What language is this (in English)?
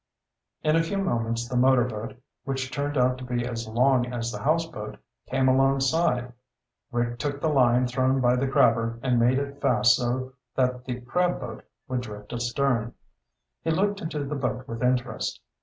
English